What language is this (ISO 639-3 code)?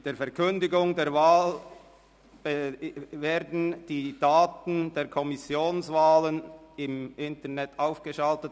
gsw